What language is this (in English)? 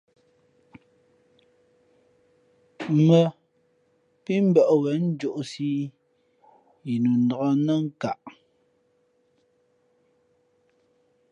Fe'fe'